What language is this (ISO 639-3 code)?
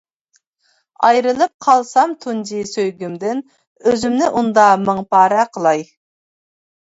uig